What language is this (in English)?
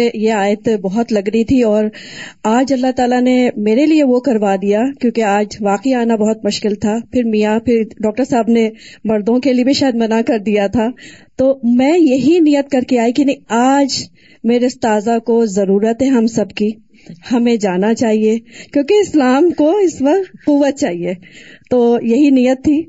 Urdu